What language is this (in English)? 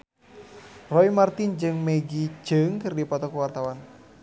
Sundanese